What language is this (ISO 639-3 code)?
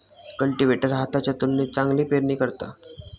mar